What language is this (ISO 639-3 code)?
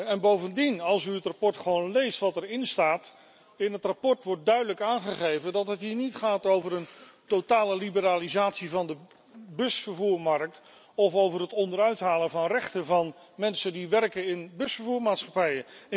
nld